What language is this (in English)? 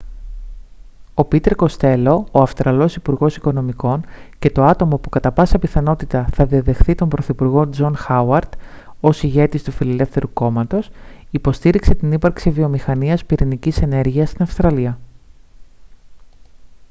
Greek